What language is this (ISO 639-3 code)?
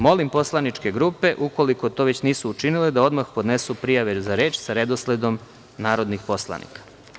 srp